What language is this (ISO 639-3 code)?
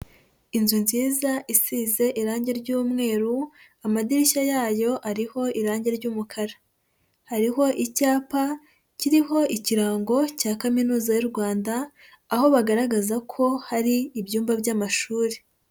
kin